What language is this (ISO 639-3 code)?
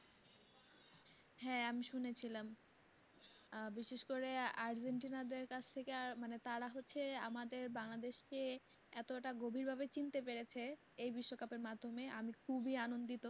ben